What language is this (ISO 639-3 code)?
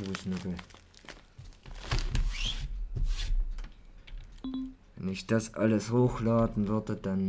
deu